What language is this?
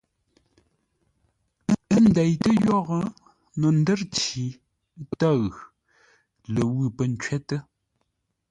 Ngombale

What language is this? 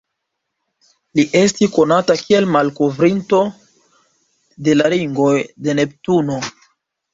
Esperanto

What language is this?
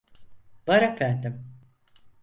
Turkish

